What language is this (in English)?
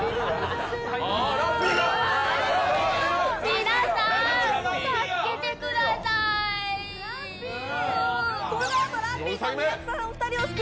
Japanese